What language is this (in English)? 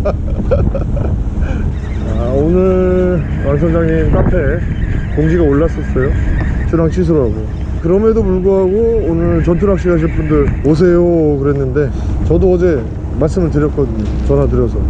Korean